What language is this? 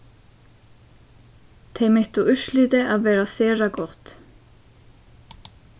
Faroese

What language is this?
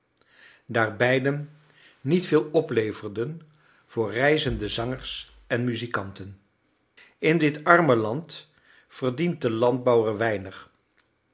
Dutch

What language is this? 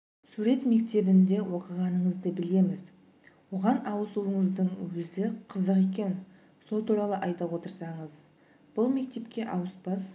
Kazakh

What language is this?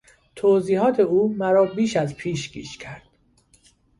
Persian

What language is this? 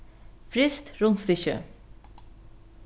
Faroese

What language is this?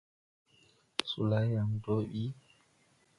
Tupuri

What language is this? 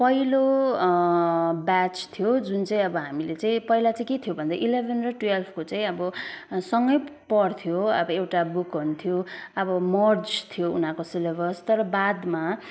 Nepali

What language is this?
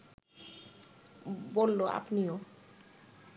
Bangla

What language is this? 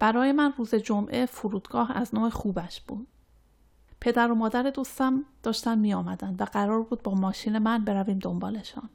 Persian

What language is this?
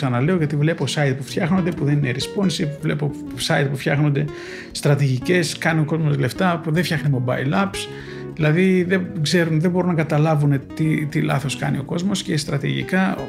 Greek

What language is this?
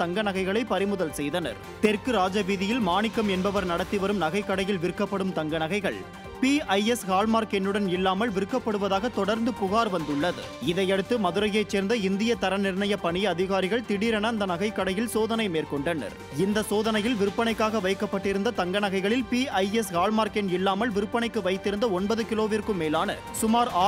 Tamil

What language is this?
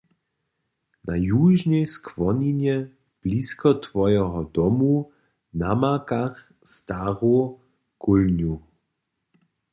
Upper Sorbian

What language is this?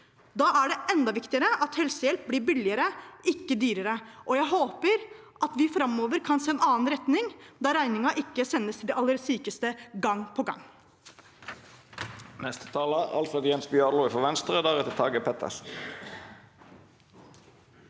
Norwegian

